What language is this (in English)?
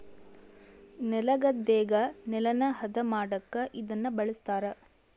Kannada